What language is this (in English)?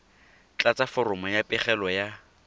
Tswana